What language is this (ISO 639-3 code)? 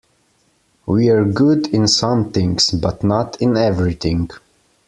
eng